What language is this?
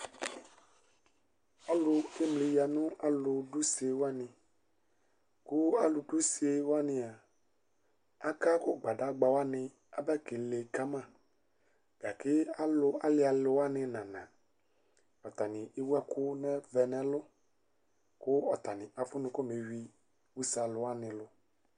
Ikposo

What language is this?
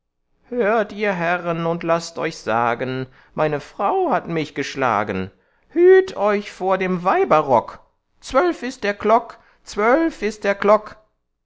German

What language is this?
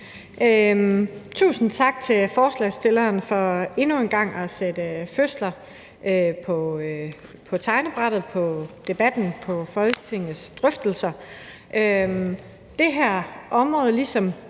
Danish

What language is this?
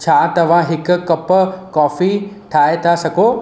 Sindhi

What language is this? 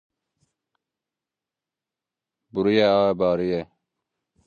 Zaza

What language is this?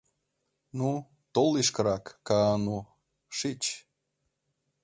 Mari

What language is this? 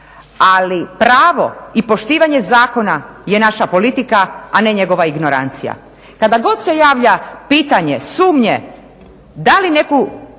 Croatian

